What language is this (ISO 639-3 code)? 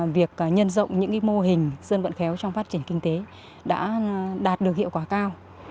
vie